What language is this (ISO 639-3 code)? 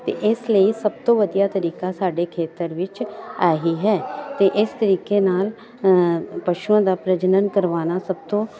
pan